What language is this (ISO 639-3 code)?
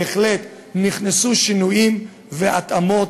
heb